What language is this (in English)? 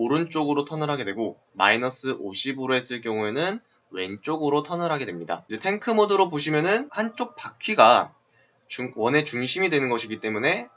Korean